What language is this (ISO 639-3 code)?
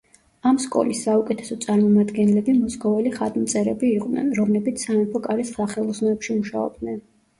kat